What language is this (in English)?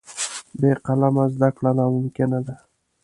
Pashto